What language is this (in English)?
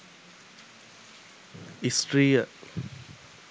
Sinhala